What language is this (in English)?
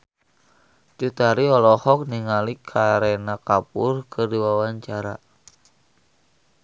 Sundanese